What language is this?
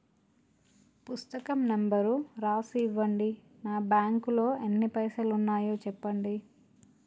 Telugu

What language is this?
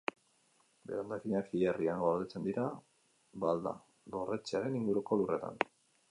Basque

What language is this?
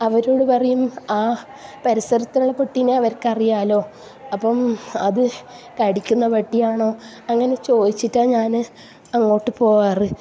Malayalam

